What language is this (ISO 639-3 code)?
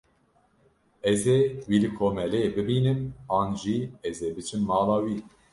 kur